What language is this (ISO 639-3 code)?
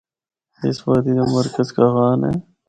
hno